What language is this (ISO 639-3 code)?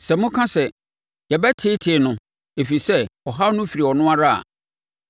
aka